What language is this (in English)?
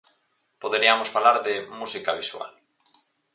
Galician